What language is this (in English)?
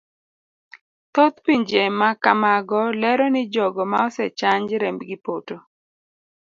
Luo (Kenya and Tanzania)